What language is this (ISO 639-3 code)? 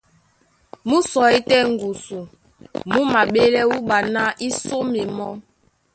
dua